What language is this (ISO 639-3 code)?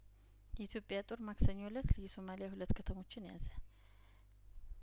amh